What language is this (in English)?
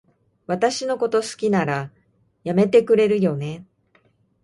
Japanese